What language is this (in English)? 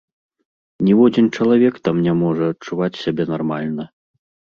Belarusian